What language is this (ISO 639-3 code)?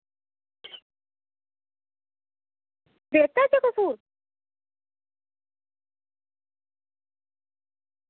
doi